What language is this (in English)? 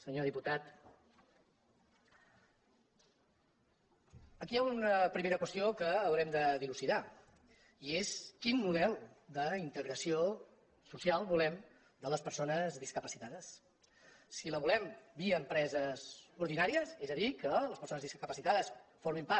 Catalan